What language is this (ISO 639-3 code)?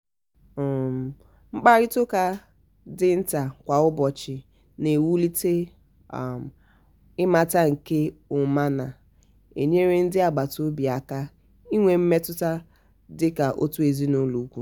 ibo